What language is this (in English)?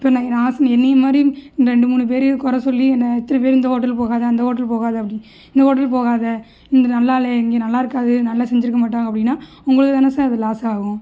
Tamil